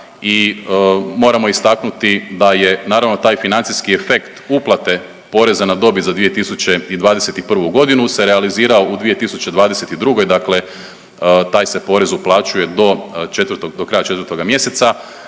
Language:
Croatian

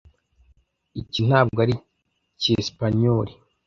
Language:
Kinyarwanda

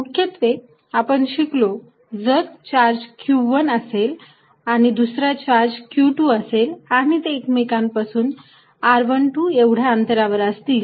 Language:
Marathi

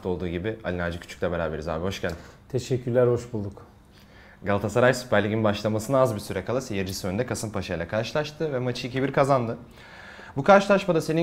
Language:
Turkish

